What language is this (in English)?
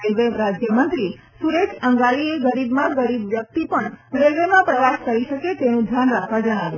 Gujarati